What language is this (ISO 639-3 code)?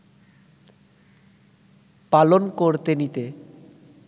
ben